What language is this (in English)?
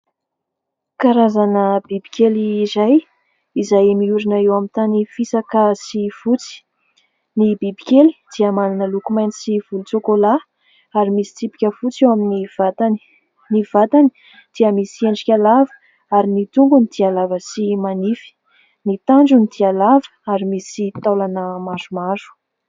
Malagasy